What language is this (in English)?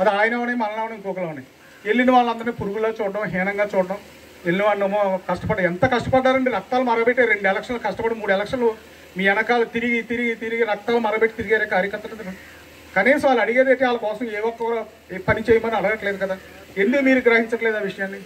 Hindi